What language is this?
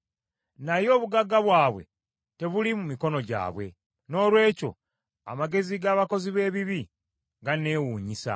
Ganda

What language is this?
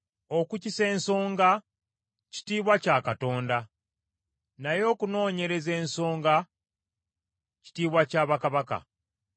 Ganda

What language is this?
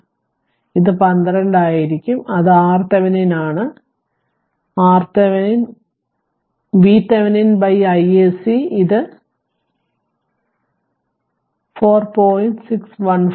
Malayalam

